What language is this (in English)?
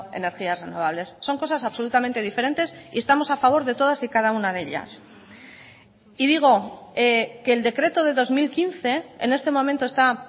Spanish